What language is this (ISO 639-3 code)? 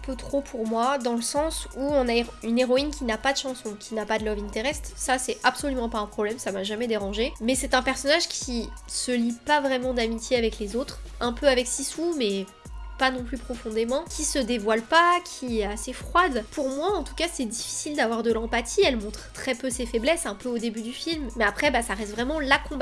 fra